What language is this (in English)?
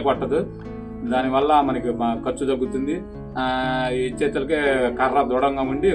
Romanian